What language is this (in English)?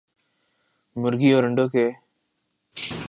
Urdu